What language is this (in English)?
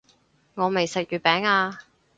Cantonese